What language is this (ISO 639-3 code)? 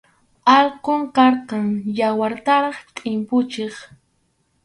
qxu